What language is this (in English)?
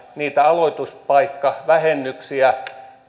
Finnish